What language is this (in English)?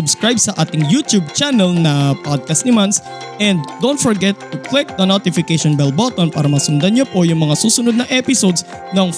Filipino